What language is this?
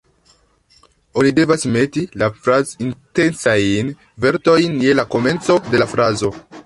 Esperanto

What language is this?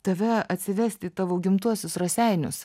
Lithuanian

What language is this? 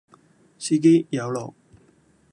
Cantonese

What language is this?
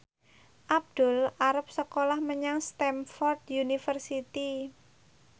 Javanese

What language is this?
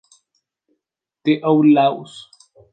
Spanish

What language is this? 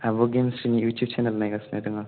Bodo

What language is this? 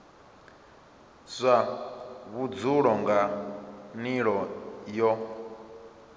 Venda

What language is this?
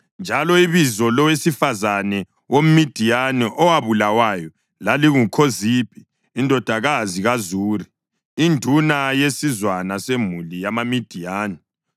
North Ndebele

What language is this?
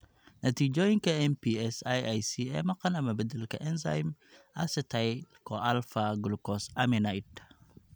Somali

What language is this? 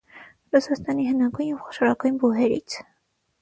Armenian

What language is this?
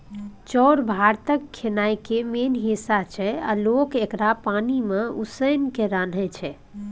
Maithili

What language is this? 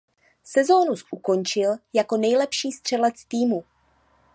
Czech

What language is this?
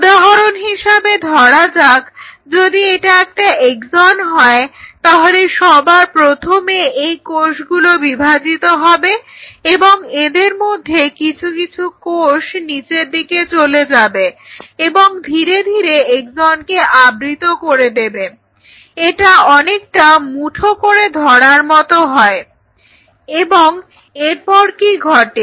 Bangla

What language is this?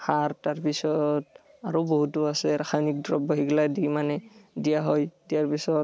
Assamese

